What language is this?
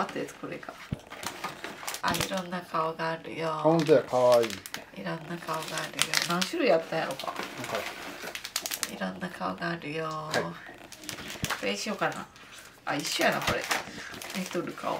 Japanese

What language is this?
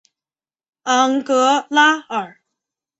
Chinese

